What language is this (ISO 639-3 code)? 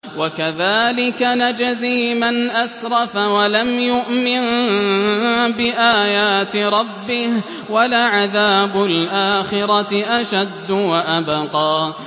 ara